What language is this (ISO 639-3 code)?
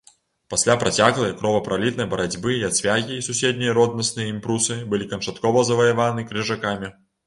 bel